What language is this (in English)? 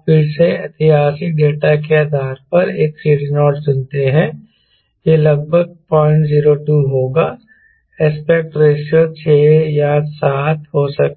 Hindi